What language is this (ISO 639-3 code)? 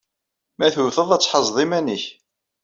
kab